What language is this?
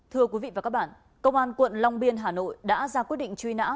Vietnamese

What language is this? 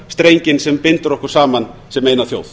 Icelandic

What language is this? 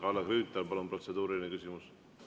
Estonian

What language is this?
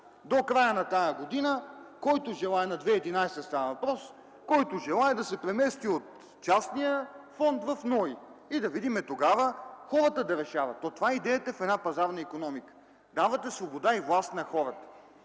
Bulgarian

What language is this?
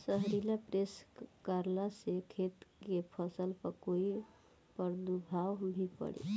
Bhojpuri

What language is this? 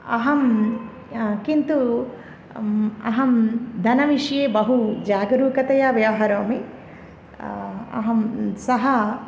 Sanskrit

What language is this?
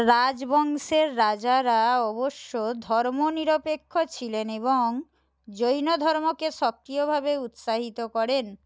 Bangla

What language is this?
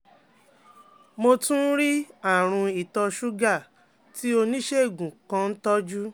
Yoruba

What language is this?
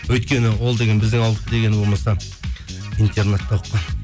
Kazakh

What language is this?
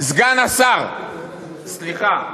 Hebrew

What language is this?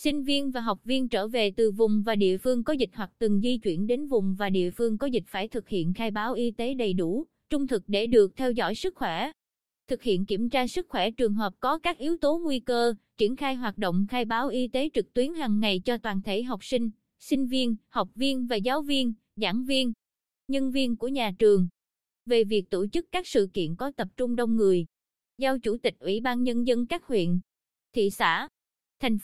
Vietnamese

